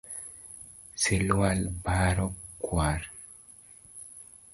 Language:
Luo (Kenya and Tanzania)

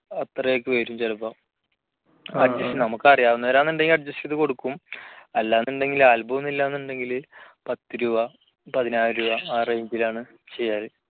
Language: Malayalam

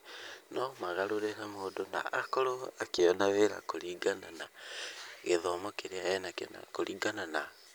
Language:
Kikuyu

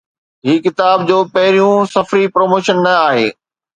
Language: Sindhi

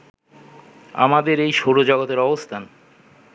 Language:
Bangla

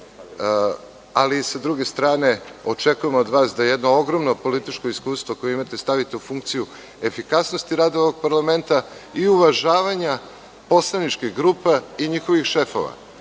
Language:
Serbian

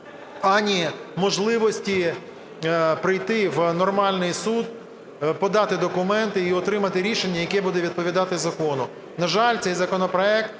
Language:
Ukrainian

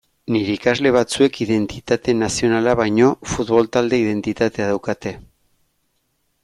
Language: Basque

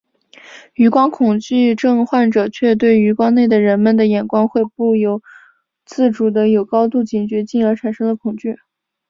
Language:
Chinese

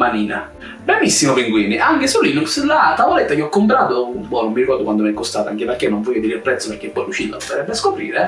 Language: Italian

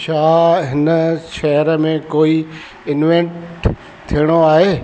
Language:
Sindhi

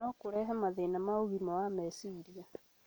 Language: Kikuyu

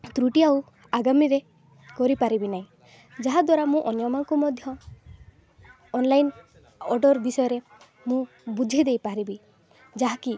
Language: Odia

